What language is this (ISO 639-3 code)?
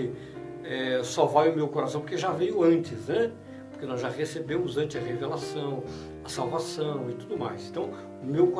por